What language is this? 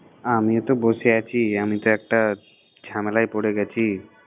Bangla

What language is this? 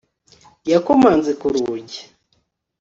Kinyarwanda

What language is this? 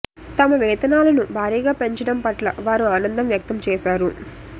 Telugu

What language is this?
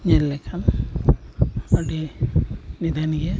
Santali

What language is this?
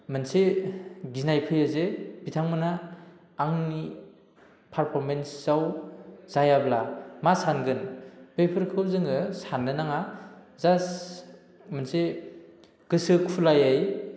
Bodo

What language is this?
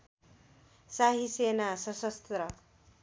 Nepali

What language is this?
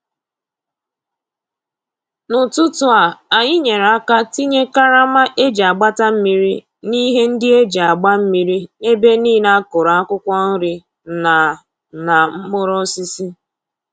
Igbo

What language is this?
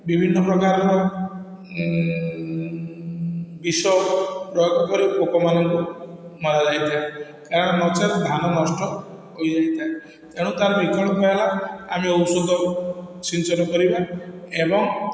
Odia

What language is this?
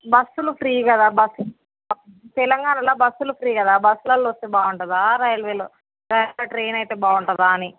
Telugu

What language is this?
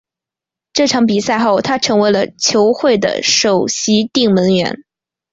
Chinese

